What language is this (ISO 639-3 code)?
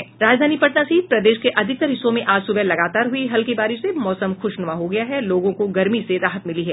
hin